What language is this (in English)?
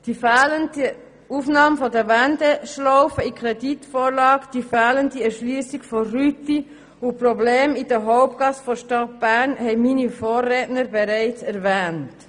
Swiss German